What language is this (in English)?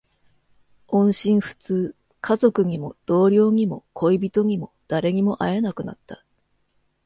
Japanese